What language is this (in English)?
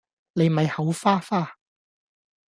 Cantonese